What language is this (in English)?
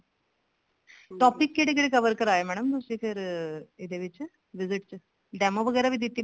Punjabi